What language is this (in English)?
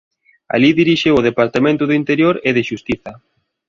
Galician